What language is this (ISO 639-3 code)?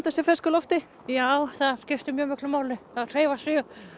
isl